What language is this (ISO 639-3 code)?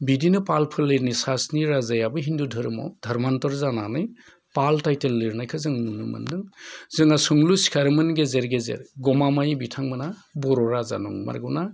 brx